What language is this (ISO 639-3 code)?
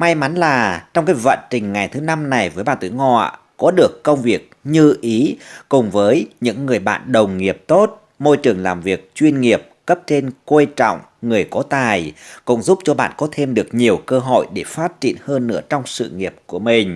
vie